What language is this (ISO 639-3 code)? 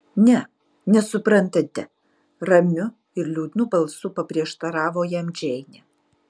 lit